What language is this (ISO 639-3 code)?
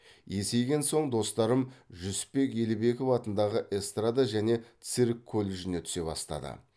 kaz